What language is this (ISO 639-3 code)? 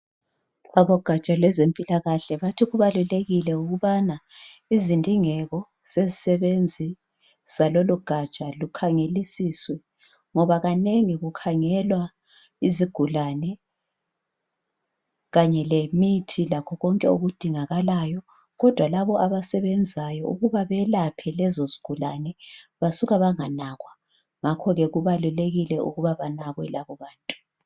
nde